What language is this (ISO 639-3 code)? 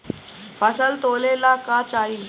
bho